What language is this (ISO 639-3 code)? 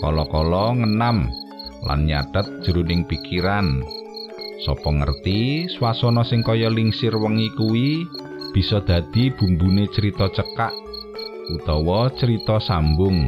ind